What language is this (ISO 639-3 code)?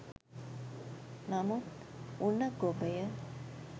sin